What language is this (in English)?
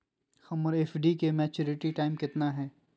Magahi